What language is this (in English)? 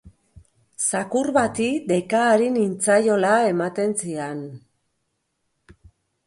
Basque